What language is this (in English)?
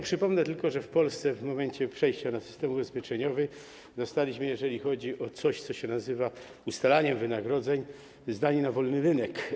Polish